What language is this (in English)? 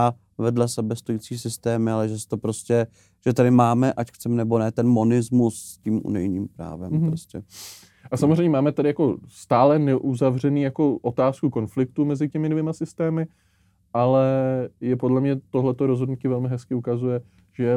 Czech